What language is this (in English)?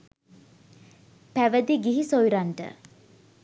Sinhala